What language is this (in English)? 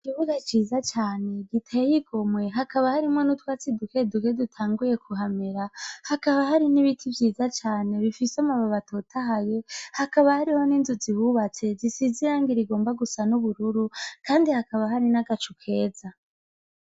Rundi